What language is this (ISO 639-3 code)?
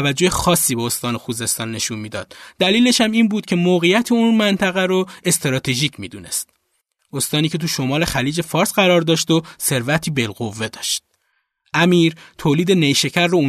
fas